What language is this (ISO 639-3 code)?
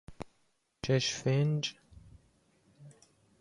fas